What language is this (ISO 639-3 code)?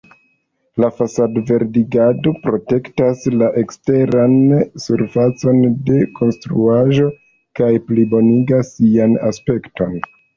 epo